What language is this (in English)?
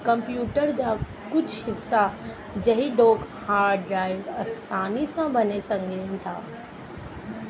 Sindhi